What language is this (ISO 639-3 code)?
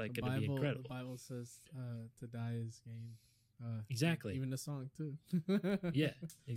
eng